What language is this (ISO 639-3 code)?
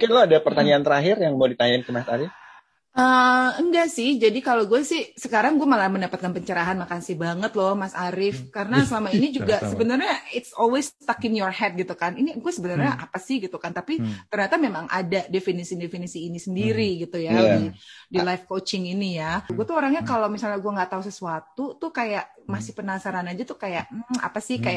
ind